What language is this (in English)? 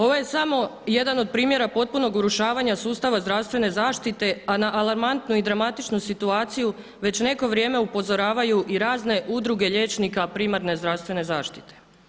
Croatian